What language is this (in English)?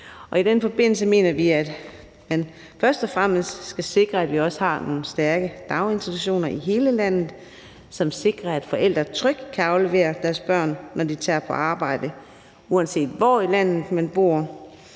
Danish